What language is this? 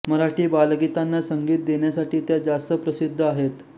Marathi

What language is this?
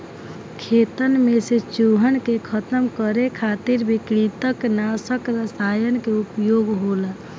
Bhojpuri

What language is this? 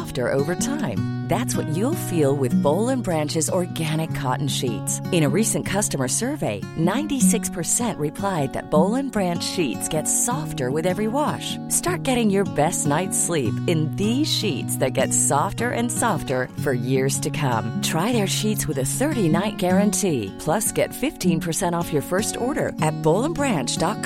Filipino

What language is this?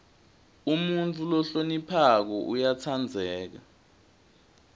Swati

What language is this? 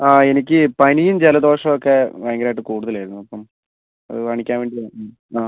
Malayalam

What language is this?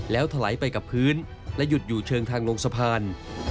Thai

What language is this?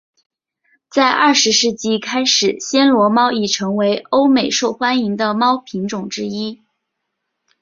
Chinese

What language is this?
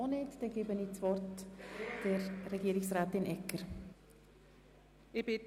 Swiss German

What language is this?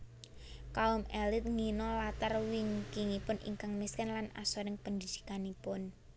Javanese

